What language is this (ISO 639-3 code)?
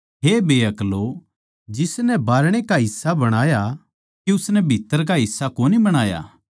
bgc